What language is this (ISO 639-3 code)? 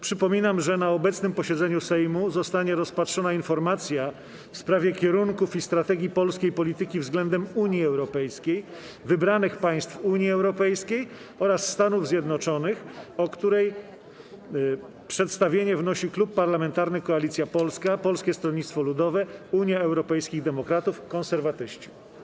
pol